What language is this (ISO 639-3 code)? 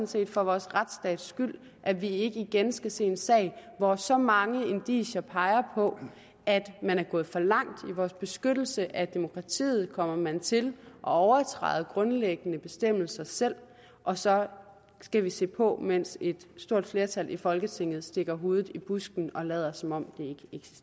dan